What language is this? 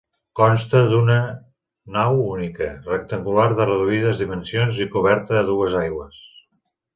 Catalan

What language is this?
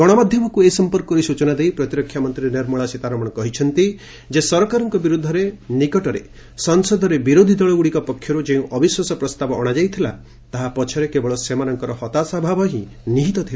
Odia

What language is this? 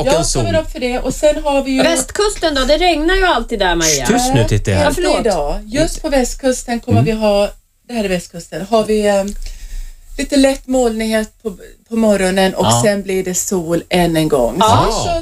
Swedish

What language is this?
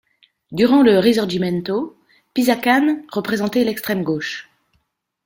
French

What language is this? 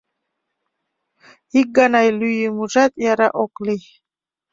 Mari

